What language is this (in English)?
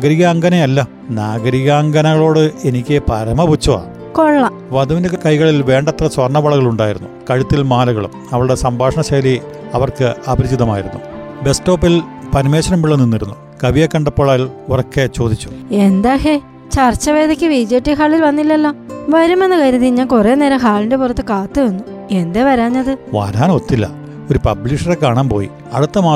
Malayalam